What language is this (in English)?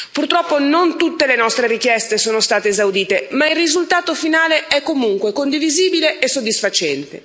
Italian